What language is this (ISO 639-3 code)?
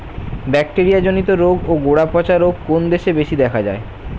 ben